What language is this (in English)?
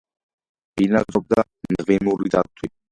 Georgian